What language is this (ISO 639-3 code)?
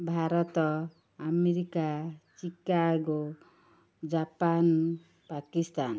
ori